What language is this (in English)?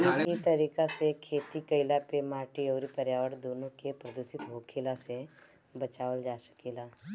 Bhojpuri